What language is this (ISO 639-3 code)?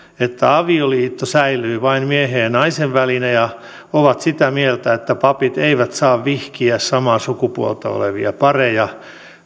fin